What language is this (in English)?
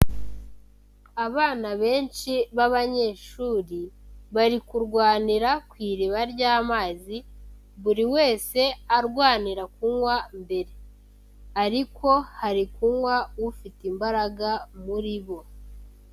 Kinyarwanda